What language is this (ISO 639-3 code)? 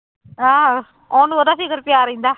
pan